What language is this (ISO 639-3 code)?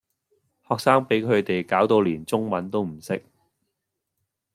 yue